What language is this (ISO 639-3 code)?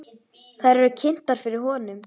isl